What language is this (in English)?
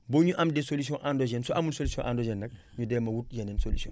Wolof